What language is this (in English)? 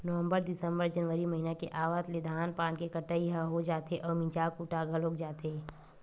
Chhattisgarhi